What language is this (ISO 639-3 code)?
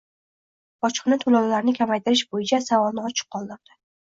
uzb